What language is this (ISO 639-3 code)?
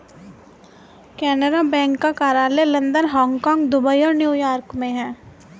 hin